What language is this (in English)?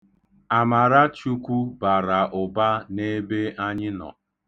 Igbo